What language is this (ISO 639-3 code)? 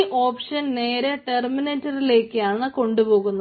mal